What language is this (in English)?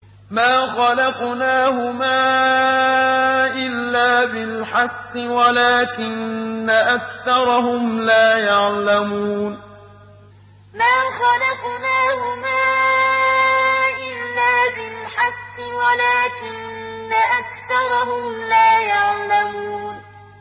Arabic